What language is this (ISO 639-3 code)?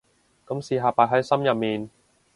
yue